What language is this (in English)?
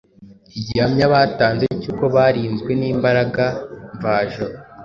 Kinyarwanda